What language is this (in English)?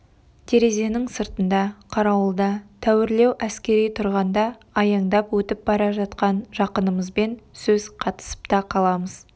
Kazakh